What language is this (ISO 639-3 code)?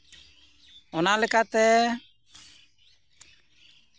sat